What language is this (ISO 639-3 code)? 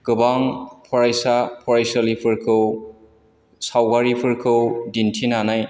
brx